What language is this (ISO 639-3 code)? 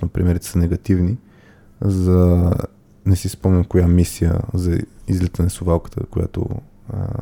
bul